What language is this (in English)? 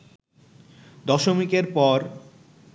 Bangla